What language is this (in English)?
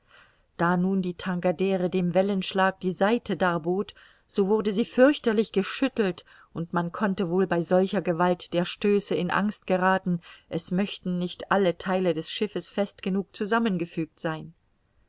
German